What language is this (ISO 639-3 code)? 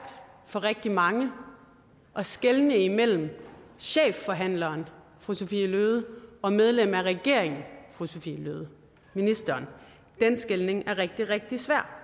dan